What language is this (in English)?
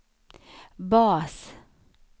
Swedish